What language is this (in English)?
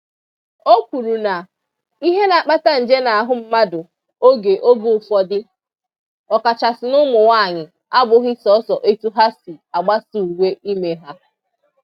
Igbo